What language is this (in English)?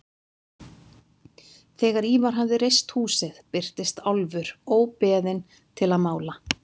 Icelandic